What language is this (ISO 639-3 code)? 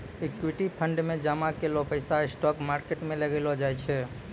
mai